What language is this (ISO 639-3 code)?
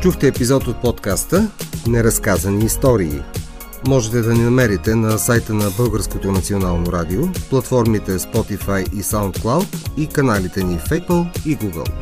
bul